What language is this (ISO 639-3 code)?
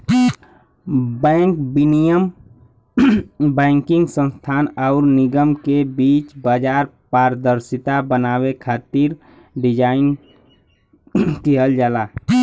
bho